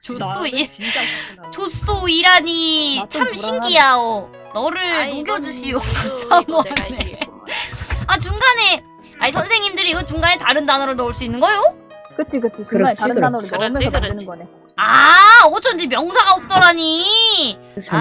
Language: Korean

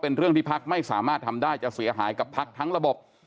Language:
Thai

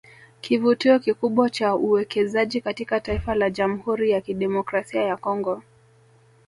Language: Swahili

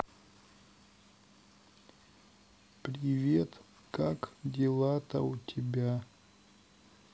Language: Russian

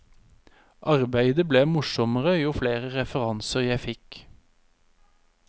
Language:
Norwegian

